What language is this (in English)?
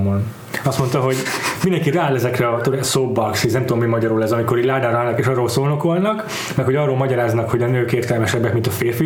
Hungarian